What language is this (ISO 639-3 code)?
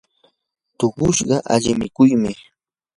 qur